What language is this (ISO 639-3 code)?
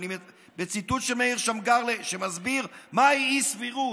heb